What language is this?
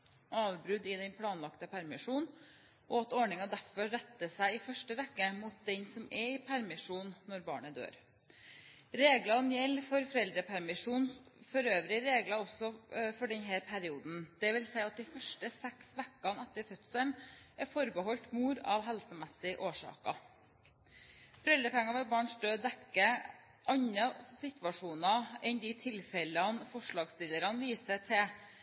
Norwegian Bokmål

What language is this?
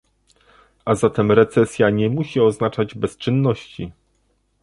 Polish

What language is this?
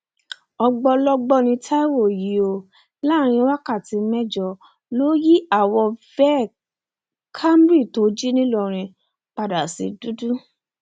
Yoruba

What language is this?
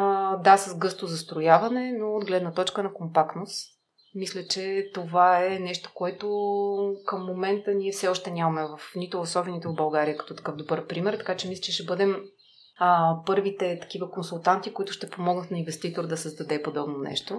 Bulgarian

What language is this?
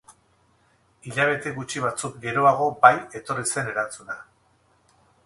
Basque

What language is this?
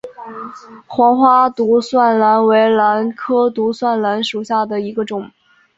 Chinese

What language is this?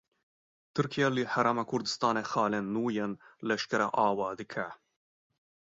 Kurdish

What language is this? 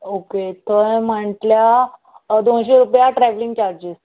Konkani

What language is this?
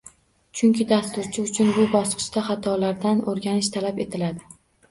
Uzbek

